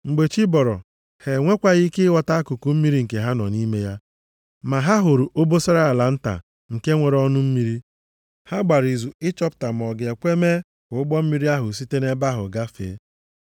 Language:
Igbo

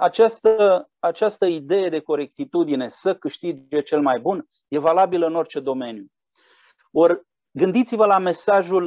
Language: Romanian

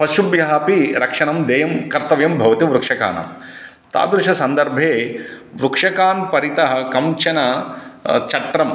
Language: Sanskrit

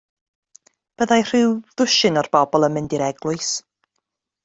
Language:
Welsh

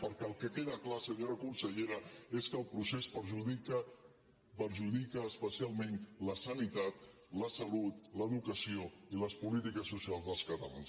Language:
Catalan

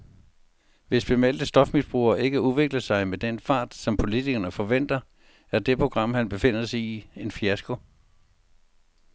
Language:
Danish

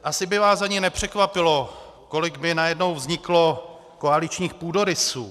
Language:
Czech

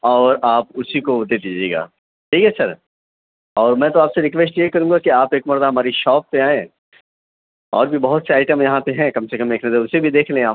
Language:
Urdu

